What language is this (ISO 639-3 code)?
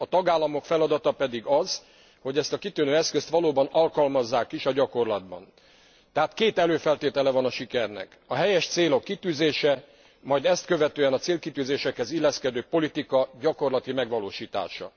hun